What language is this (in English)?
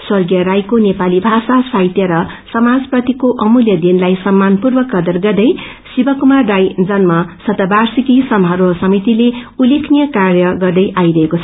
Nepali